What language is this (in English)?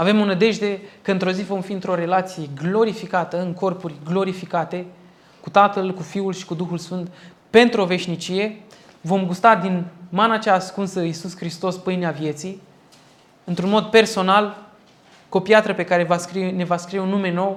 Romanian